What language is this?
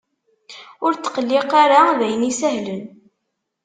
Kabyle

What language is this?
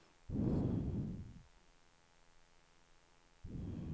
Swedish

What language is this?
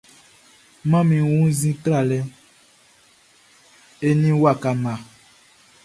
Baoulé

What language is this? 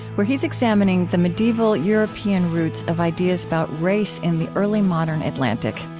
English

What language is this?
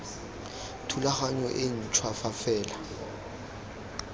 Tswana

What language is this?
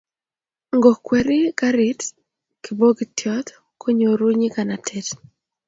Kalenjin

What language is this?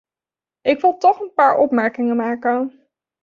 Dutch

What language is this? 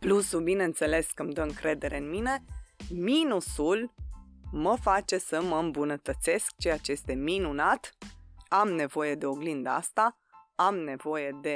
Romanian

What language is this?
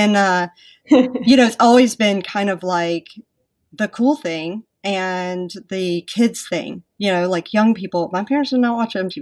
English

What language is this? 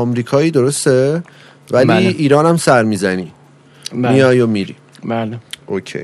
Persian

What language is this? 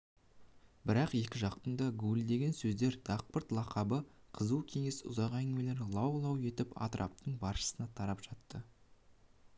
Kazakh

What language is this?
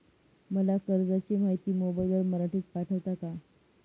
Marathi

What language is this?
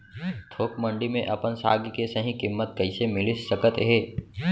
Chhattisgarhi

